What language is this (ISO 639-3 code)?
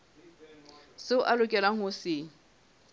sot